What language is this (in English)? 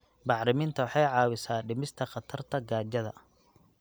Somali